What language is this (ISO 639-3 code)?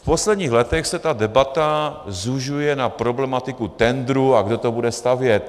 ces